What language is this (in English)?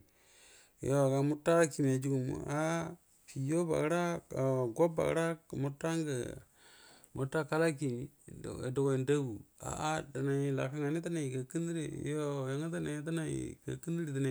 Buduma